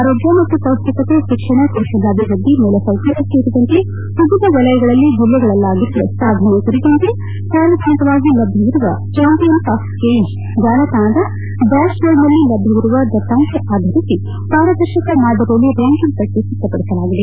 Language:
Kannada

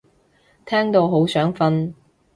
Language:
Cantonese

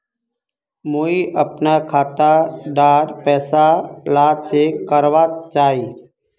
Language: Magahi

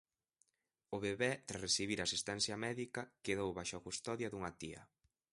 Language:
Galician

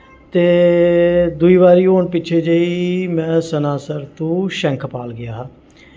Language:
Dogri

